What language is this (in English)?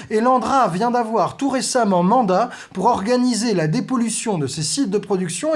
French